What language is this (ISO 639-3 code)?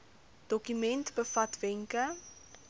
afr